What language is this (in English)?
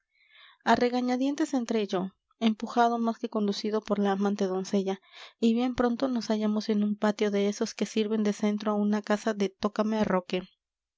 Spanish